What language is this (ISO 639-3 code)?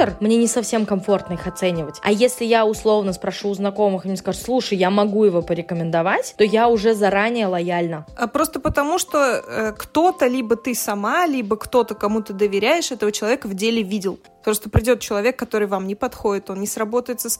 rus